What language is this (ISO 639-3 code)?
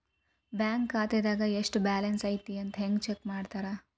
kan